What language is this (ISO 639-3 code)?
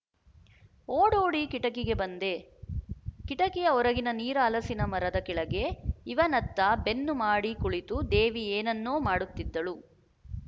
kan